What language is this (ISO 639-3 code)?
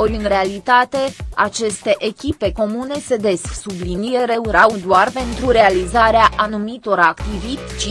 ron